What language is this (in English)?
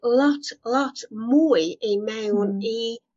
Welsh